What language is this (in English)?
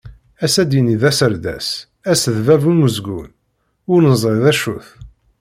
Kabyle